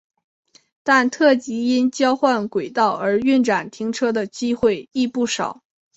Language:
Chinese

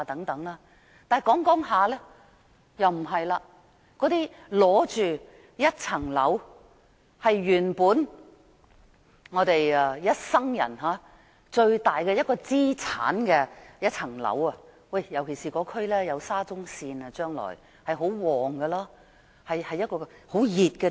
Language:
Cantonese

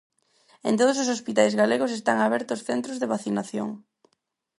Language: Galician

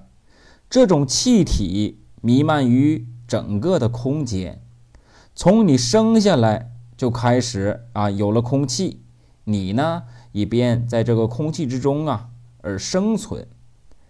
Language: Chinese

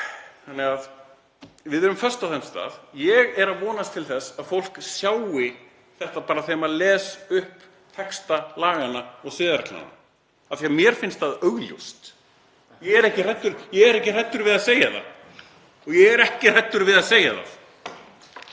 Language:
Icelandic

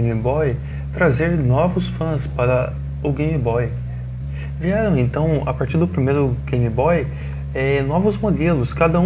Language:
Portuguese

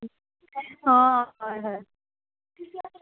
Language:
Assamese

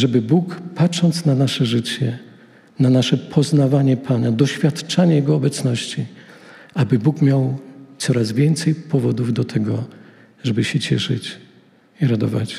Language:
Polish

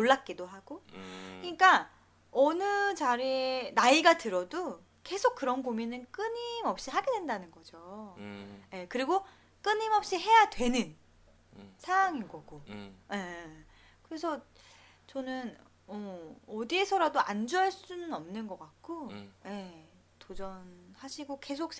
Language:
Korean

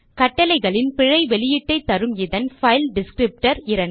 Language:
Tamil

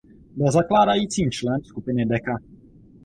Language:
Czech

